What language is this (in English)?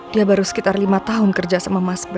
Indonesian